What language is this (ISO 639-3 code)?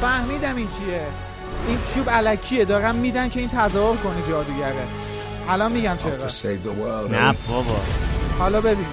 fas